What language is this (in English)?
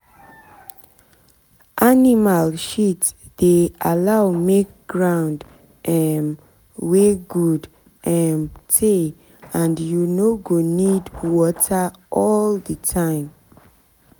Nigerian Pidgin